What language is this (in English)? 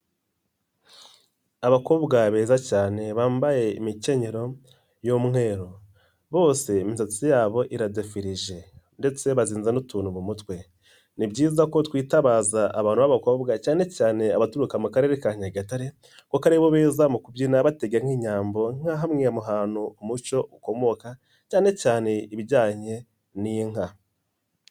Kinyarwanda